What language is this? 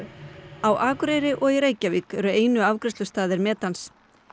Icelandic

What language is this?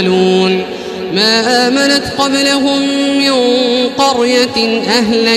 Arabic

